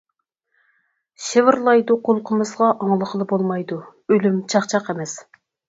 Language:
Uyghur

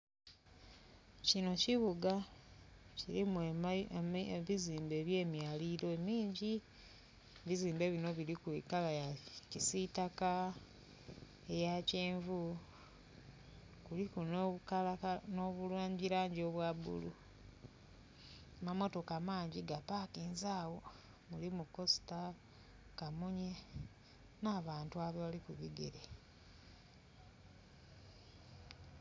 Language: Soga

